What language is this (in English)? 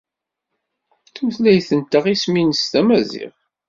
Kabyle